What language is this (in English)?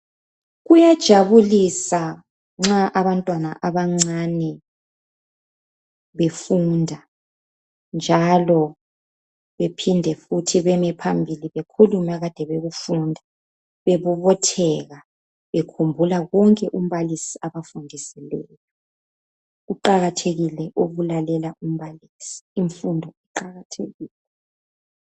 North Ndebele